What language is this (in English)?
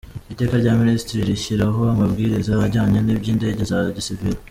Kinyarwanda